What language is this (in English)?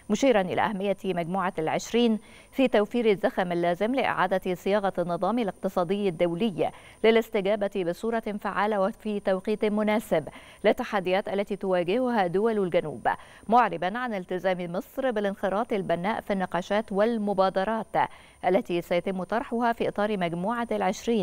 Arabic